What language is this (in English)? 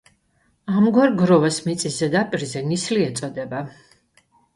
Georgian